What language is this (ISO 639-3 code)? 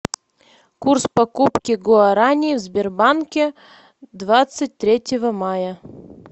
rus